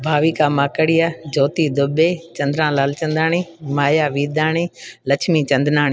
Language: Sindhi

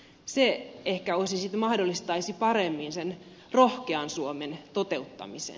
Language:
Finnish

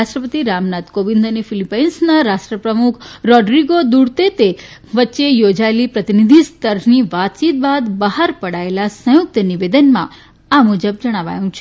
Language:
Gujarati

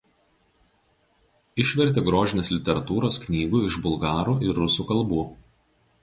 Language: Lithuanian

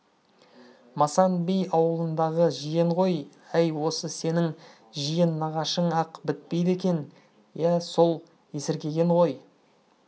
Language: Kazakh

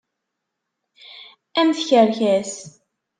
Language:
Kabyle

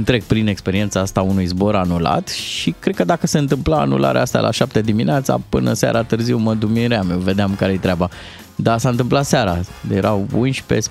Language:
Romanian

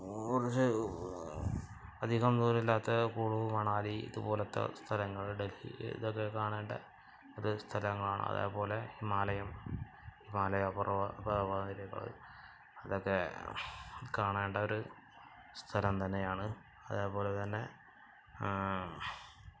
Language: Malayalam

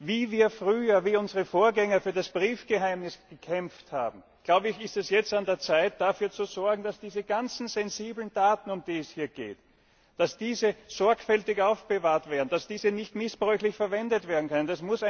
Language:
German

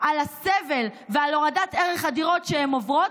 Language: Hebrew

